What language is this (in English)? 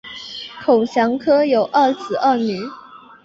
Chinese